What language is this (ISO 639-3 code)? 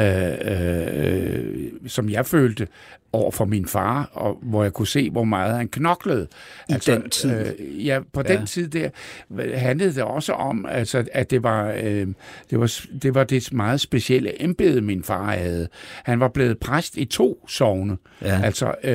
dan